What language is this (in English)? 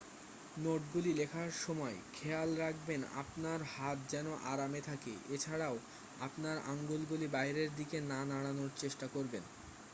Bangla